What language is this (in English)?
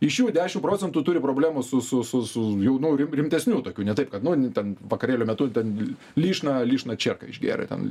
Lithuanian